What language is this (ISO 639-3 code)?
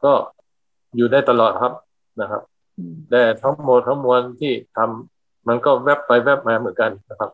tha